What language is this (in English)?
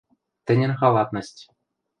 Western Mari